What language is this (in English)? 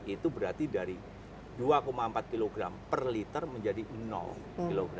Indonesian